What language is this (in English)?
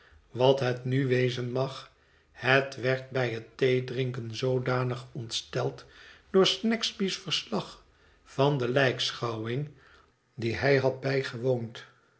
Dutch